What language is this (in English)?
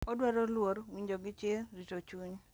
Luo (Kenya and Tanzania)